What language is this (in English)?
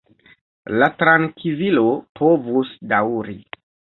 Esperanto